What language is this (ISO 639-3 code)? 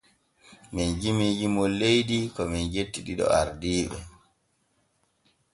fue